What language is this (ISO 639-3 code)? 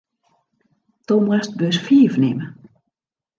fry